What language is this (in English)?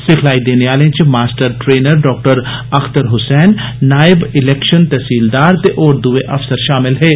Dogri